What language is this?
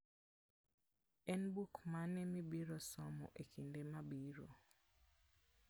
Luo (Kenya and Tanzania)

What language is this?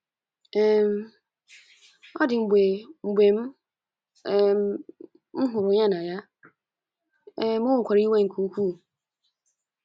Igbo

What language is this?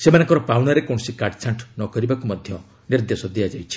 Odia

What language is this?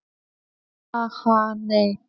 Icelandic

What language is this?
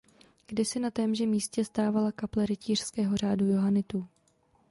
Czech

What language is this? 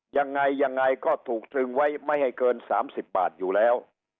Thai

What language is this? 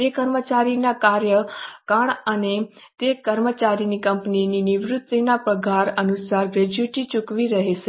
Gujarati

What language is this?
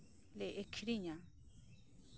Santali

